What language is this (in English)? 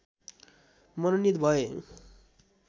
Nepali